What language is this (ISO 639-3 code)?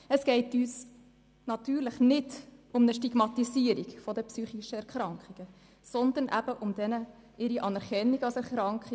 gsw